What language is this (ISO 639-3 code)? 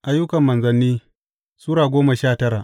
hau